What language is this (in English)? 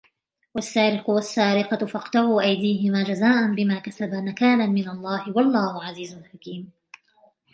Arabic